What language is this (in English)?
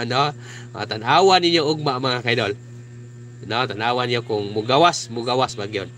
Filipino